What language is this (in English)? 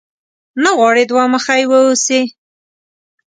Pashto